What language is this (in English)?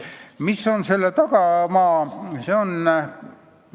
Estonian